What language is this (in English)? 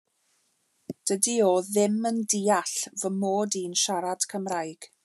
Welsh